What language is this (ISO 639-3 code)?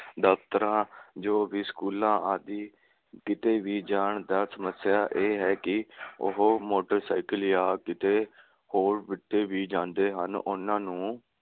pan